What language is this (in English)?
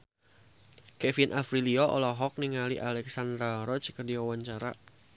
Sundanese